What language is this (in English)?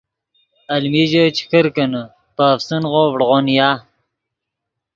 Yidgha